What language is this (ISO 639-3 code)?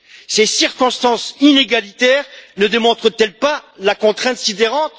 fra